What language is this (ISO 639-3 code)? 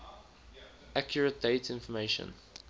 eng